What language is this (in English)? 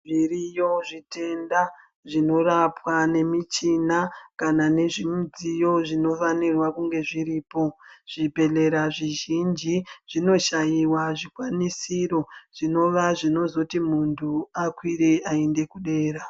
Ndau